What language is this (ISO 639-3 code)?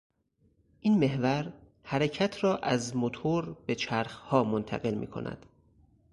fas